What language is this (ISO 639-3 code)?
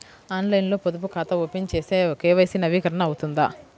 tel